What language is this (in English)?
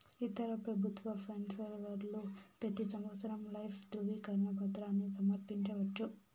Telugu